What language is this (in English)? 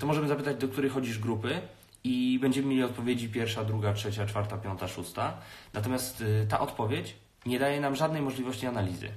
Polish